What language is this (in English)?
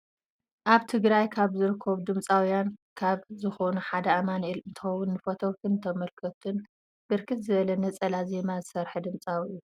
Tigrinya